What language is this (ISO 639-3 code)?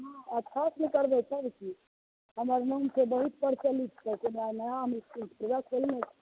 mai